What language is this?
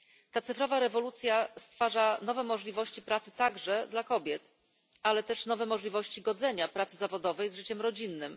Polish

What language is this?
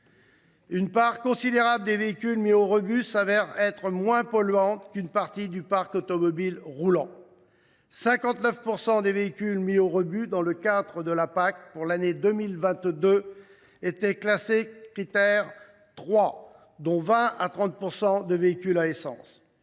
French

